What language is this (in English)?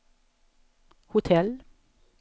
Swedish